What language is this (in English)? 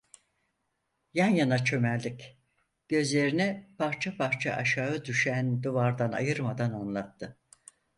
Turkish